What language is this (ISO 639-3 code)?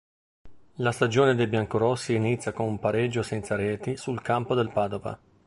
ita